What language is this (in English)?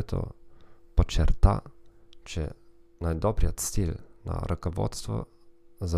Bulgarian